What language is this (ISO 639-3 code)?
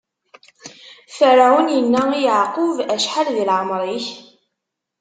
kab